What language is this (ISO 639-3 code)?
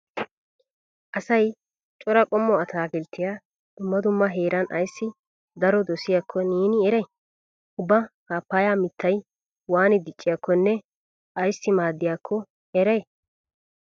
wal